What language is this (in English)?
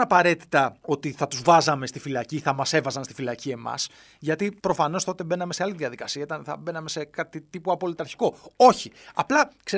Greek